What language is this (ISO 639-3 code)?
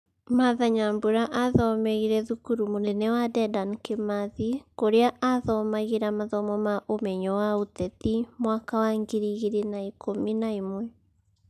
kik